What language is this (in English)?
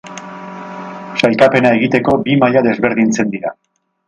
Basque